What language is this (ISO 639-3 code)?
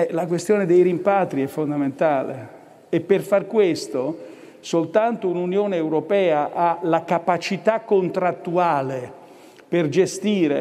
ita